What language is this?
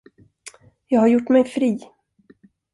Swedish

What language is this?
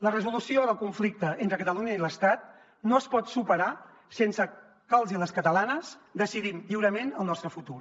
Catalan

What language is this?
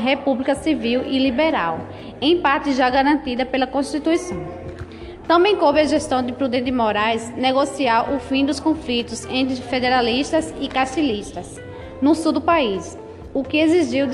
Portuguese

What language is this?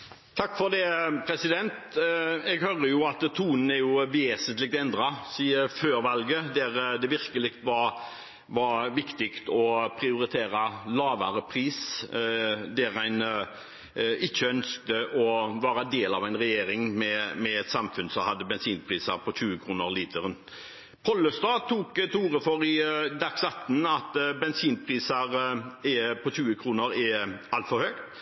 Norwegian Bokmål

